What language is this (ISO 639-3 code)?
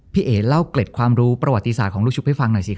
tha